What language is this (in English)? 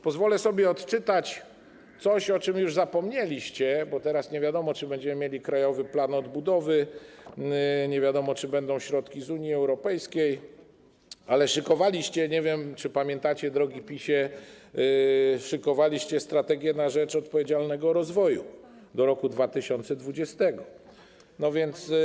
Polish